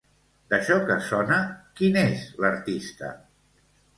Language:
Catalan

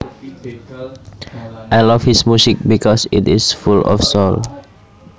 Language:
Javanese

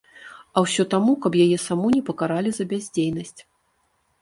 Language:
Belarusian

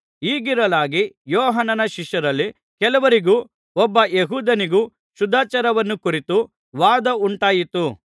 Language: Kannada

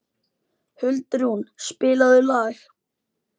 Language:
Icelandic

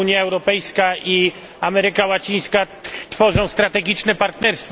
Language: Polish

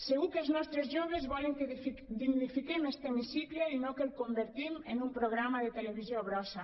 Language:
Catalan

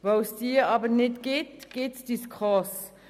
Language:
Swiss German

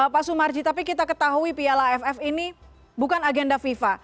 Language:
Indonesian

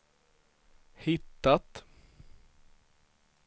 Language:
Swedish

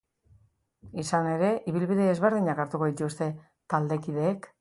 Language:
Basque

